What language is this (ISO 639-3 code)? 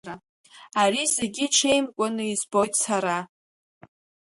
abk